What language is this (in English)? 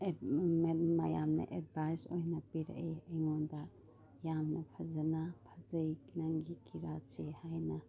Manipuri